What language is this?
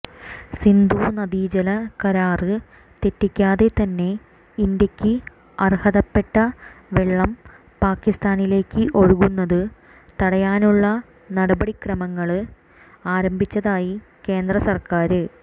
Malayalam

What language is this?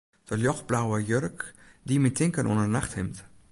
Western Frisian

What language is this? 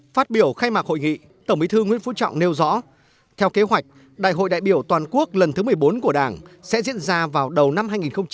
Vietnamese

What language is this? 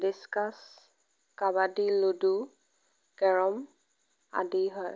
Assamese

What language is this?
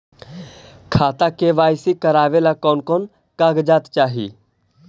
Magahi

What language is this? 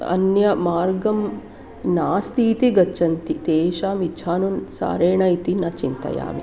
Sanskrit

